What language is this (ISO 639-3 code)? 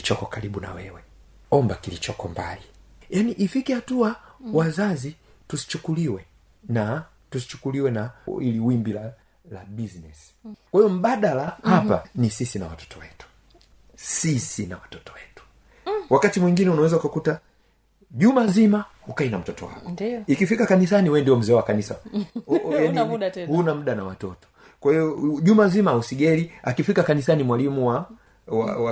swa